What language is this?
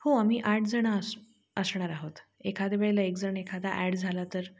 Marathi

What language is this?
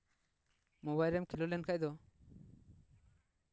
Santali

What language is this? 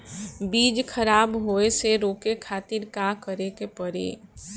Bhojpuri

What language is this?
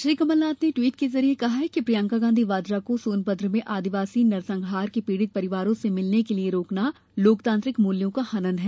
Hindi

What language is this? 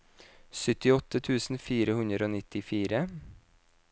Norwegian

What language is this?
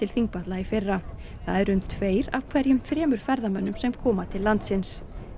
Icelandic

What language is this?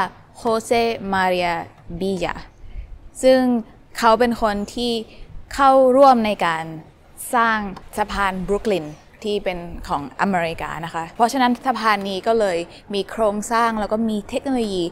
Thai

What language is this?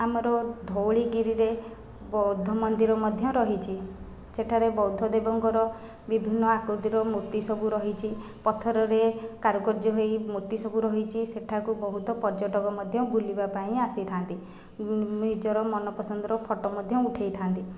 Odia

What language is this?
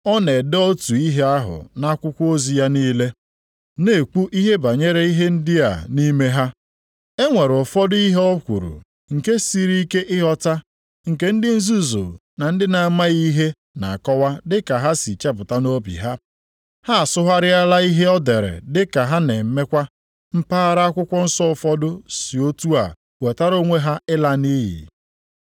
Igbo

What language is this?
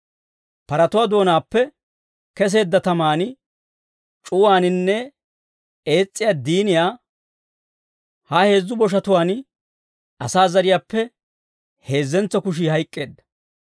Dawro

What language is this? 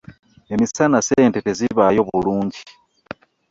Ganda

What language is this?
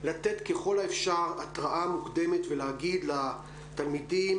Hebrew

